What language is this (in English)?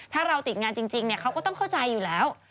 Thai